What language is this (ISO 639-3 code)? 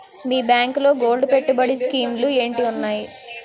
tel